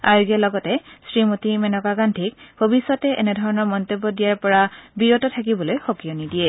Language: Assamese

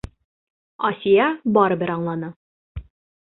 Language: Bashkir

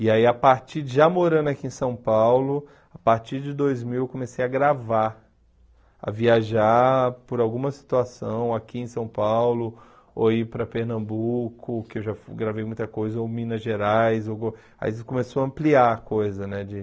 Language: Portuguese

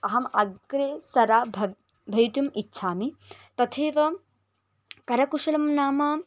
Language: Sanskrit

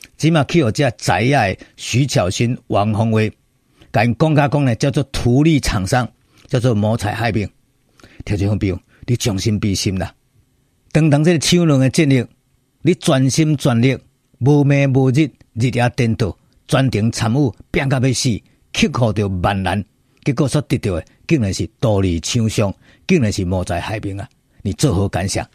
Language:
Chinese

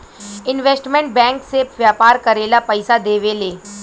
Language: Bhojpuri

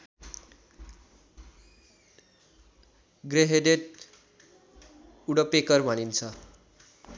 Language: Nepali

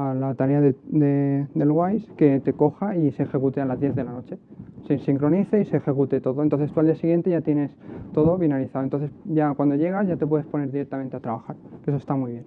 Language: Spanish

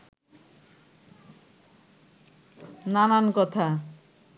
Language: Bangla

